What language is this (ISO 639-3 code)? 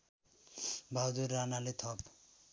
nep